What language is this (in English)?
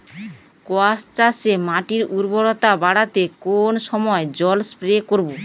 Bangla